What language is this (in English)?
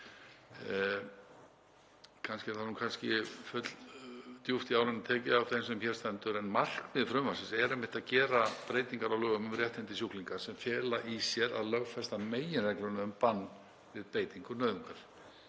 Icelandic